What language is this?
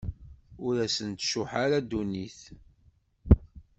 Kabyle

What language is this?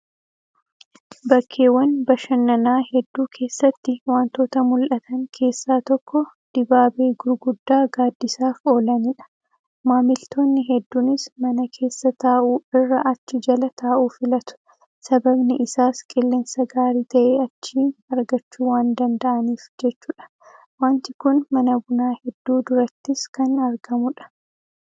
Oromo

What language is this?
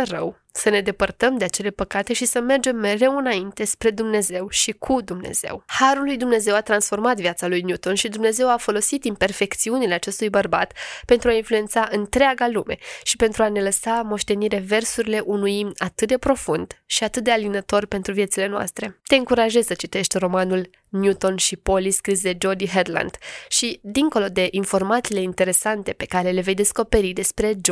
Romanian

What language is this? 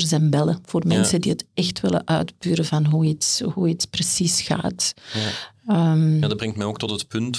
Dutch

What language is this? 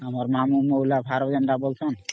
Odia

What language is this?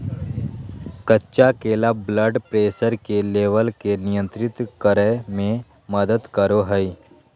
Magahi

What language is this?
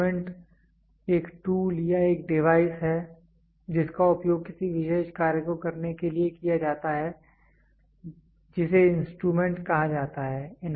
Hindi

